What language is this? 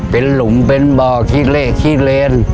Thai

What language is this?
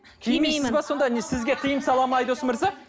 Kazakh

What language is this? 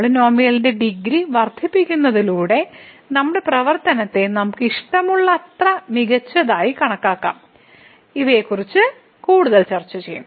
Malayalam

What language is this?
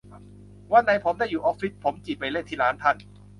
Thai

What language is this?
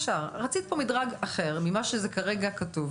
Hebrew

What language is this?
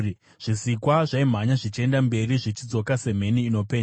Shona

